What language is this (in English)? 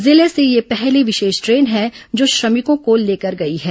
Hindi